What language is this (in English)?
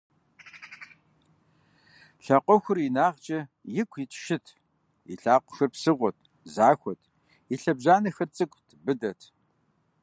Kabardian